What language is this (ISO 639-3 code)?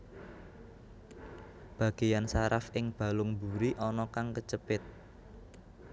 jav